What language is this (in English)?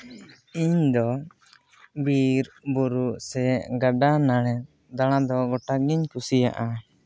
Santali